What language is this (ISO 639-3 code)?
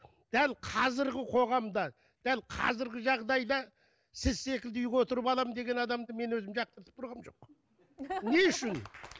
kaz